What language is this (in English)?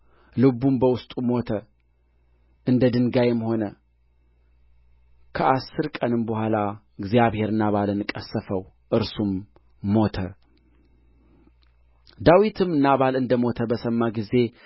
Amharic